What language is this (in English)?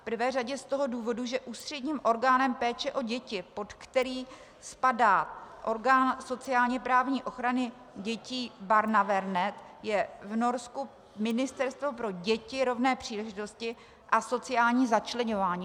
Czech